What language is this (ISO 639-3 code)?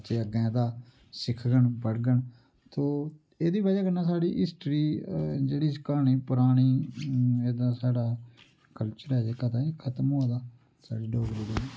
doi